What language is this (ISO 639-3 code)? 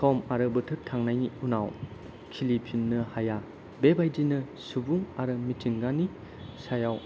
brx